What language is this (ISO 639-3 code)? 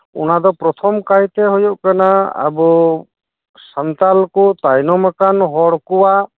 sat